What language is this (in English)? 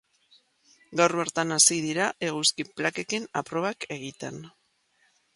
Basque